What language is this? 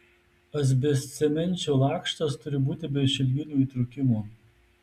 Lithuanian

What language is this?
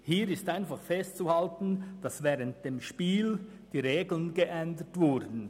Swiss German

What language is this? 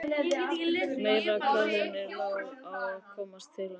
Icelandic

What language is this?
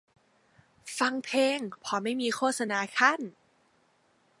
Thai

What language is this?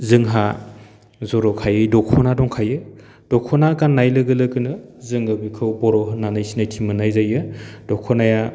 Bodo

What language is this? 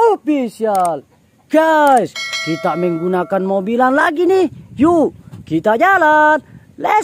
Indonesian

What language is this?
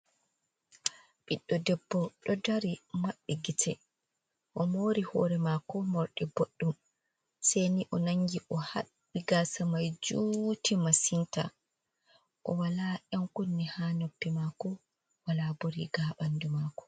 Fula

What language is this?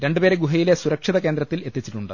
Malayalam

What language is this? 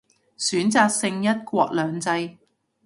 Cantonese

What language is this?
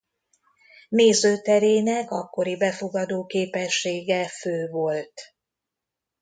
Hungarian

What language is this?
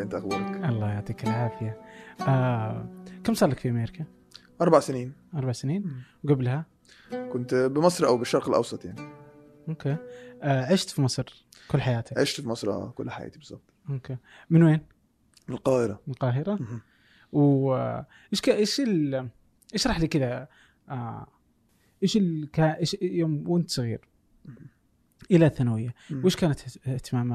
Arabic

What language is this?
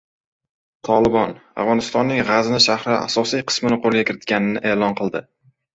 Uzbek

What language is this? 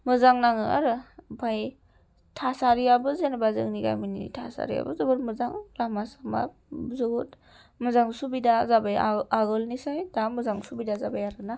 Bodo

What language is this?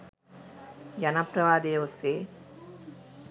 Sinhala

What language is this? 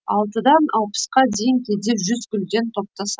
Kazakh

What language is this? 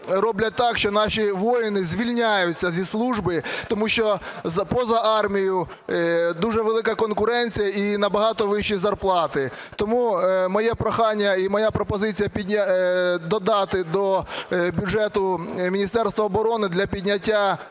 Ukrainian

